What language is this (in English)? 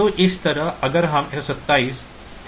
Hindi